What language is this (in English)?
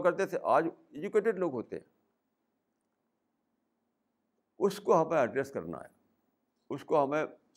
Urdu